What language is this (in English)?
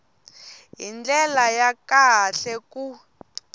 Tsonga